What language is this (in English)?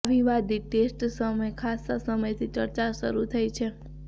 Gujarati